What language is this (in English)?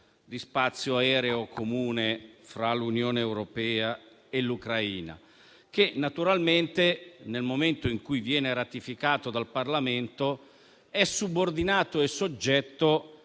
Italian